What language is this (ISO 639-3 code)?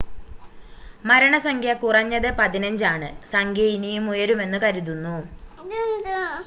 mal